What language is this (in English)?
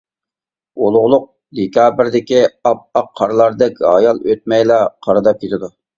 Uyghur